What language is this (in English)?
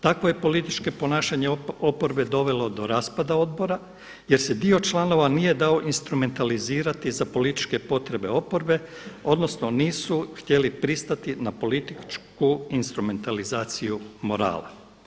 Croatian